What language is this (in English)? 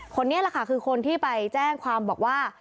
Thai